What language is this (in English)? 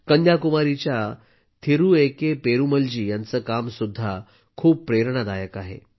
Marathi